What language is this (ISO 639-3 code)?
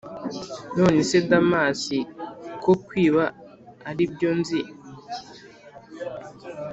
kin